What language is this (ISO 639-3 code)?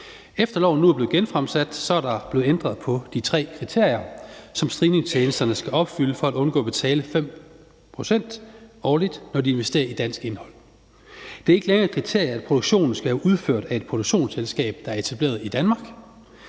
dan